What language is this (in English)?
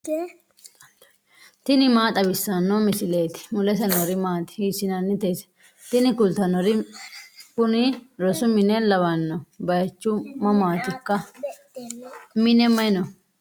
Sidamo